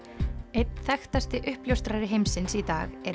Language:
Icelandic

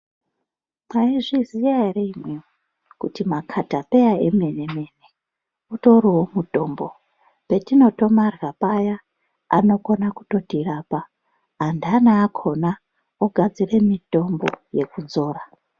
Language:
Ndau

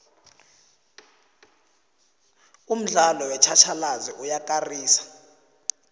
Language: South Ndebele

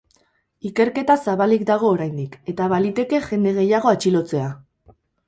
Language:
Basque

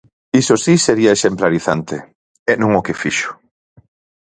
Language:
Galician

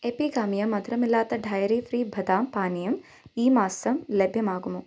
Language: Malayalam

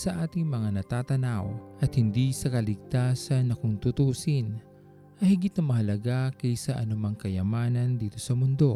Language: Filipino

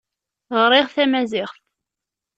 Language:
Kabyle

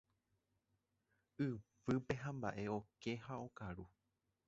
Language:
Guarani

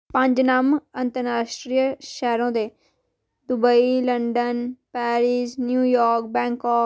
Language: Dogri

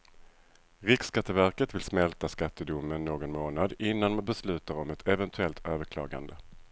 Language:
Swedish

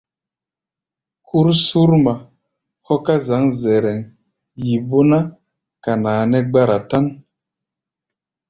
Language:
Gbaya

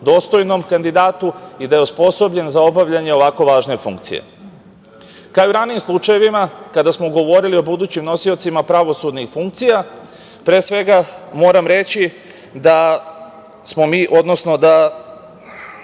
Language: Serbian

